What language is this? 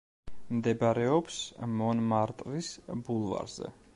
Georgian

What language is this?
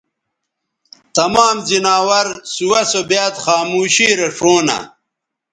Bateri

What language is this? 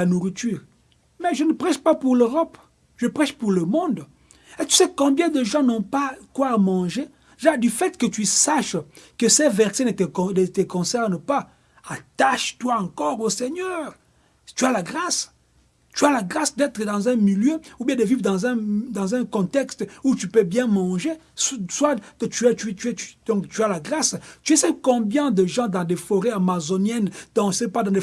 French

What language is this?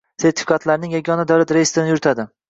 Uzbek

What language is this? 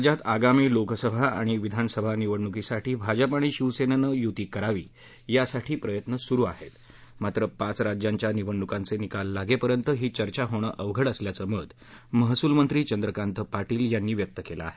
Marathi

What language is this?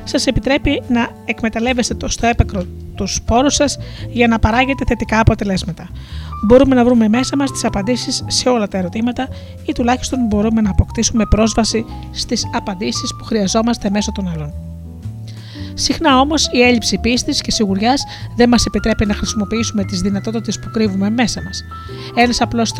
Greek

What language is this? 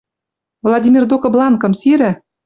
Western Mari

